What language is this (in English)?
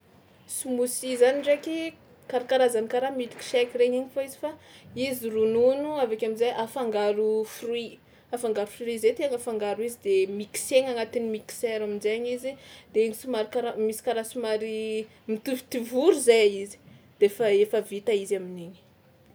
Tsimihety Malagasy